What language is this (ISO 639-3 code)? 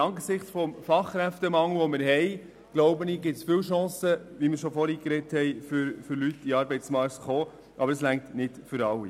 gsw